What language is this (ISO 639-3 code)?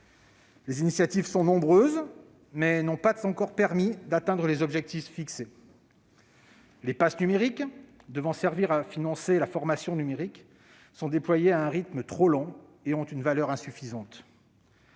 fra